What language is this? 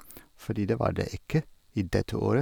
Norwegian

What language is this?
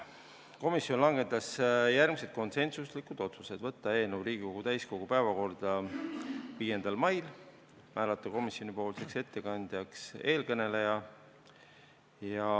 Estonian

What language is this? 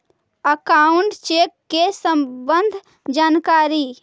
Magahi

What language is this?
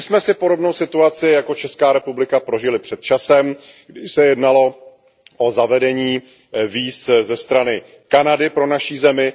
Czech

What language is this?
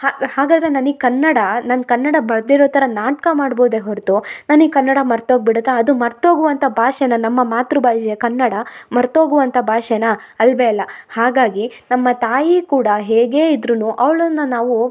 Kannada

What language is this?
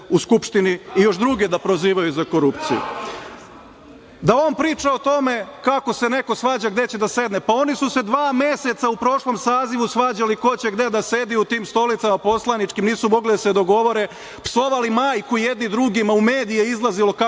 Serbian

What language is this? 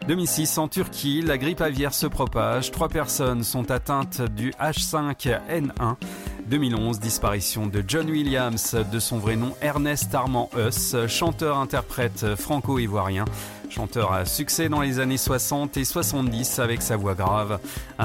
French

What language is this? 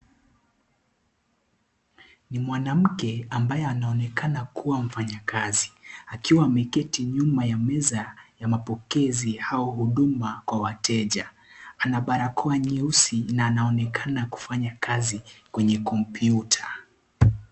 Swahili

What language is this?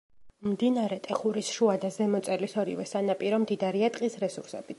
Georgian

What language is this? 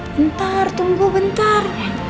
Indonesian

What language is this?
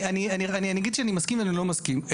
Hebrew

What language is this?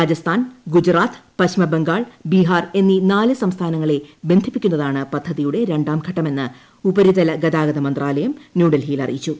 Malayalam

